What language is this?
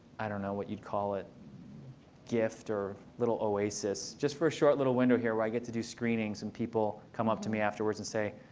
English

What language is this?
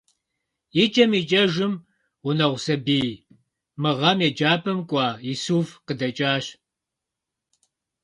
Kabardian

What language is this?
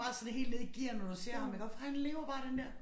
Danish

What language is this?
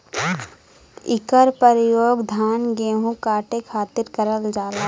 Bhojpuri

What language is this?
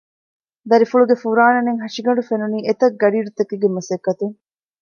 Divehi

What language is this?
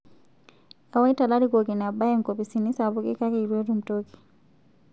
Masai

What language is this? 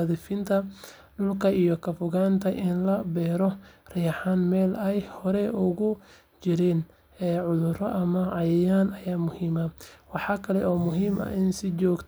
Somali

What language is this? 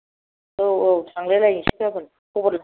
Bodo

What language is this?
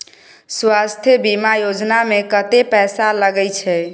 Maithili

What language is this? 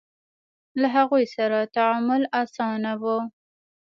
Pashto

